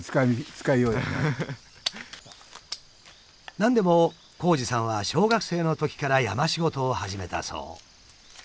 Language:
Japanese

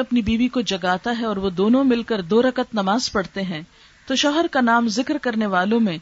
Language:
Urdu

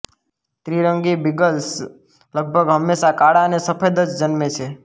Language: Gujarati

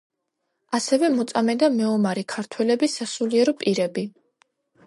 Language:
Georgian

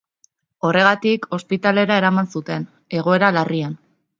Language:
Basque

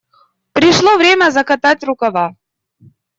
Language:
Russian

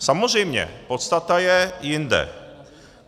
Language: Czech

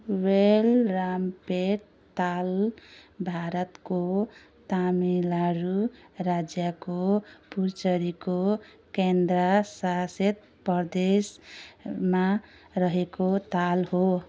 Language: Nepali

